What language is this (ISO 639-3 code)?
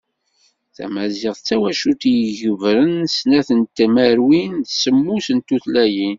kab